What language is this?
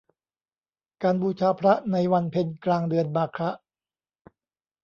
Thai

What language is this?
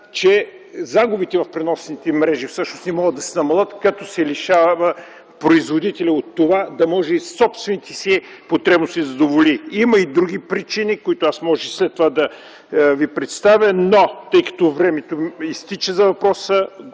Bulgarian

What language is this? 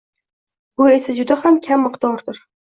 Uzbek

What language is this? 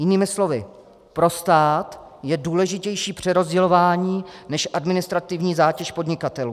Czech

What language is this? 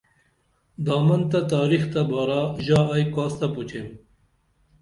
Dameli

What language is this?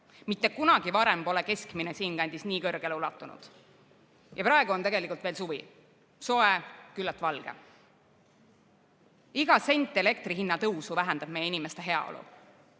Estonian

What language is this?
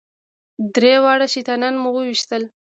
Pashto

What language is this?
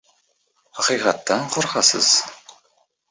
Uzbek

